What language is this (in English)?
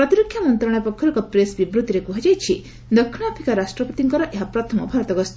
Odia